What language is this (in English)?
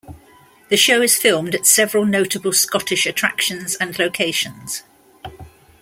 English